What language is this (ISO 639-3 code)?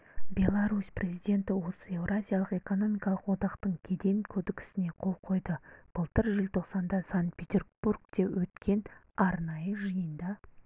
kaz